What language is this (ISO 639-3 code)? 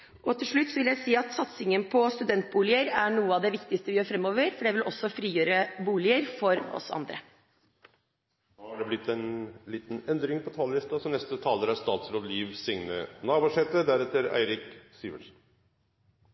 nor